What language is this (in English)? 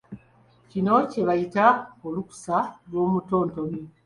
Ganda